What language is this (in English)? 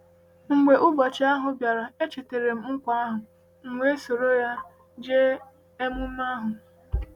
Igbo